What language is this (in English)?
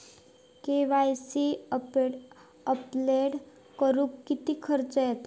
Marathi